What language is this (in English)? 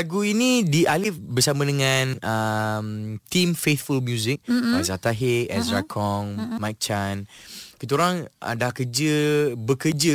Malay